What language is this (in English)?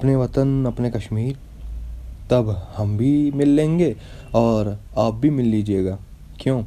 Urdu